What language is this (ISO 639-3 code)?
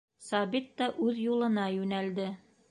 bak